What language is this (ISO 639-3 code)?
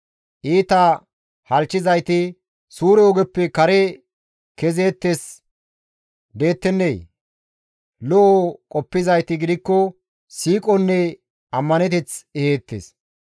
gmv